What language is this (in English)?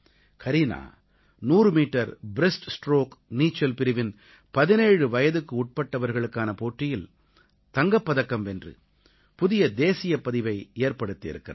Tamil